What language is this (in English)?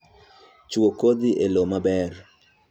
Luo (Kenya and Tanzania)